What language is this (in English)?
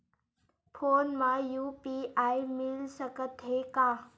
Chhattisgarhi